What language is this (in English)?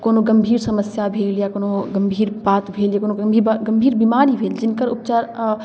Maithili